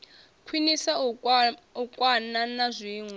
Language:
Venda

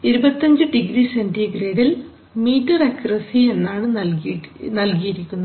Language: Malayalam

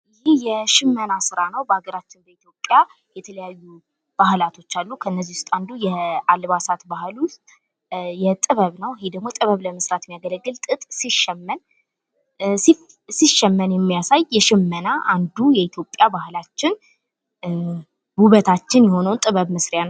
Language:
Amharic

